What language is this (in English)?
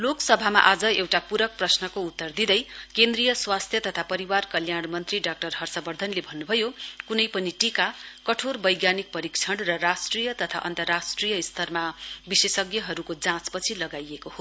Nepali